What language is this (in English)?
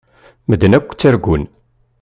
Kabyle